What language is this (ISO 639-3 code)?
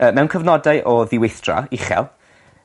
cym